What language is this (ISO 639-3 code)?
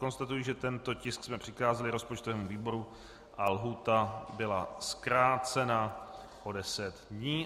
ces